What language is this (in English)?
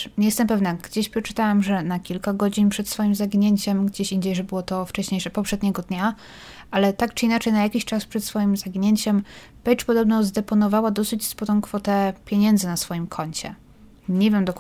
Polish